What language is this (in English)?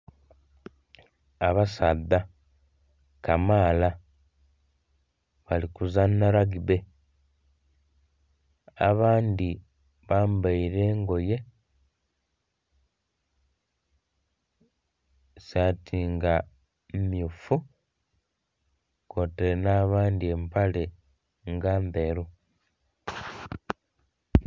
Soga